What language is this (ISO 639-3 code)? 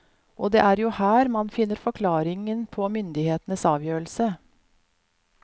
nor